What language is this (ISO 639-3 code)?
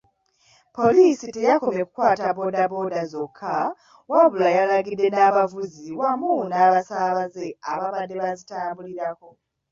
lug